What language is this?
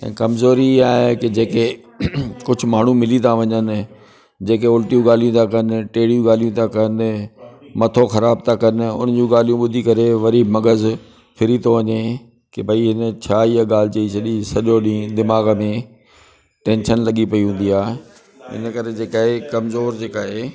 Sindhi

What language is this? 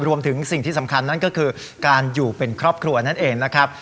Thai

